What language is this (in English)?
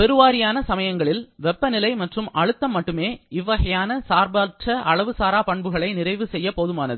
Tamil